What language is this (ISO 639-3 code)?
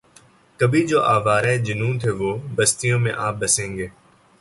urd